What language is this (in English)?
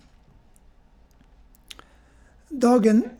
Norwegian